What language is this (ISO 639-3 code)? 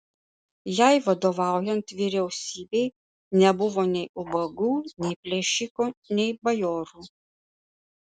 lit